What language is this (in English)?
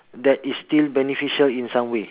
English